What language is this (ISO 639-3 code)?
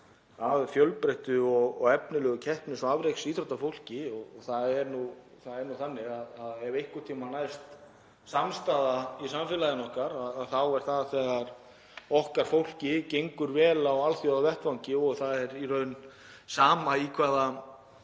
isl